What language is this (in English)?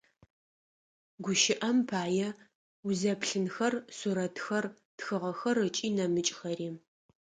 Adyghe